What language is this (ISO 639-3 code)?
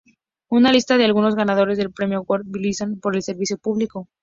spa